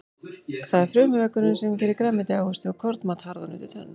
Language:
Icelandic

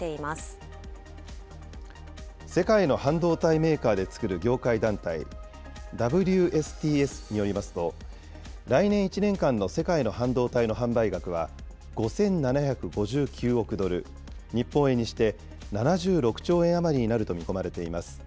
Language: Japanese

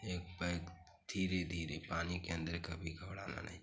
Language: Hindi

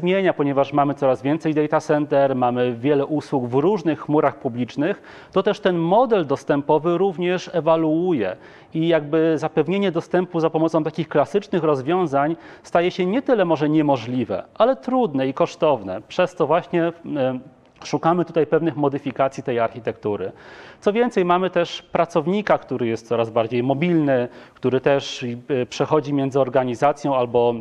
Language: Polish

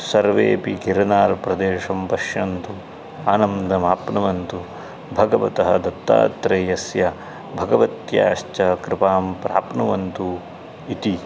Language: Sanskrit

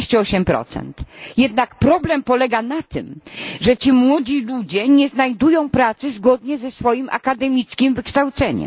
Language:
Polish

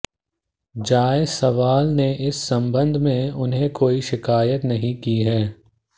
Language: Hindi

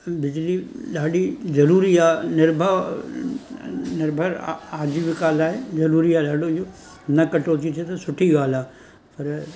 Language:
Sindhi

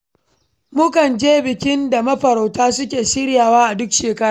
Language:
Hausa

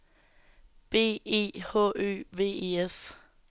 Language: Danish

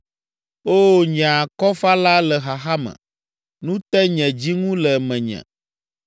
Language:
Ewe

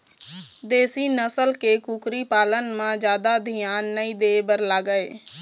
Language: Chhattisgarhi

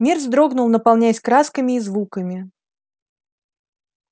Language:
Russian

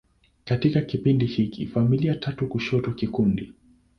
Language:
Swahili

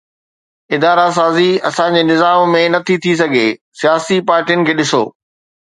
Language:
Sindhi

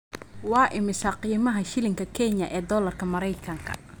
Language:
Somali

